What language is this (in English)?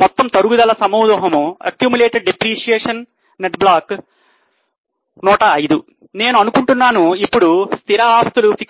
Telugu